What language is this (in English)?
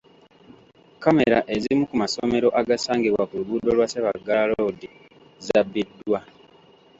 Ganda